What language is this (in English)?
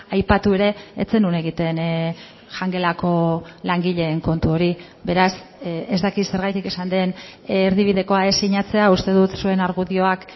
Basque